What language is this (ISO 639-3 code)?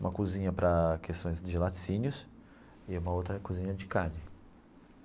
por